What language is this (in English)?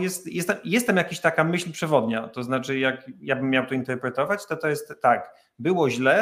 Polish